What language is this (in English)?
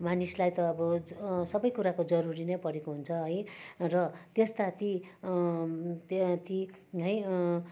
Nepali